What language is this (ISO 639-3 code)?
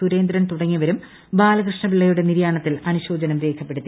mal